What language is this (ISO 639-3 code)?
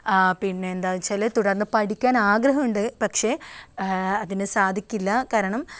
mal